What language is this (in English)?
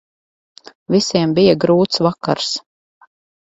Latvian